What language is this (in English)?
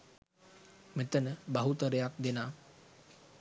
Sinhala